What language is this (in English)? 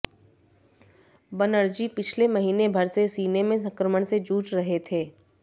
Hindi